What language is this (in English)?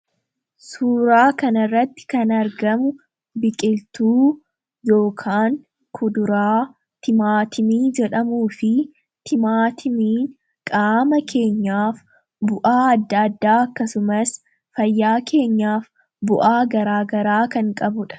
Oromo